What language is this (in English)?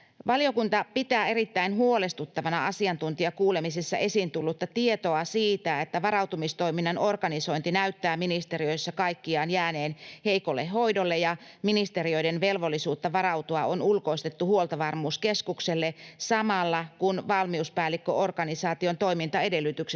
Finnish